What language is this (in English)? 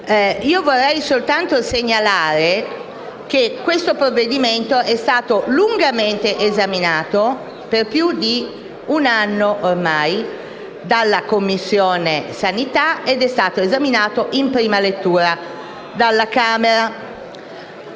Italian